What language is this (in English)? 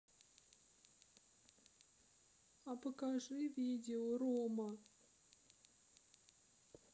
Russian